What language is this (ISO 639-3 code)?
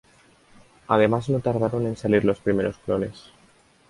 spa